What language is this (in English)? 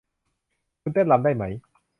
Thai